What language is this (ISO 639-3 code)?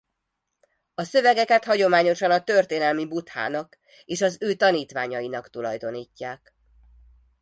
hun